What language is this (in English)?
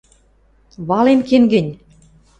Western Mari